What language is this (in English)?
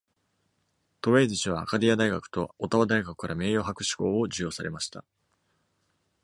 Japanese